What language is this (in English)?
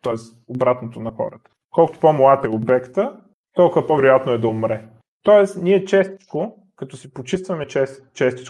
Bulgarian